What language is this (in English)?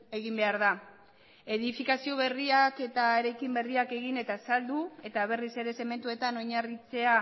Basque